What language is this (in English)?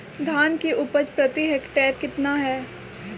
Magahi